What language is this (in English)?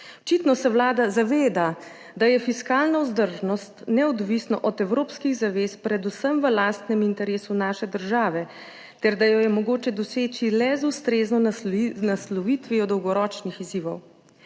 Slovenian